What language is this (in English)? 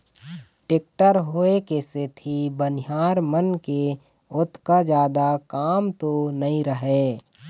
Chhattisgarhi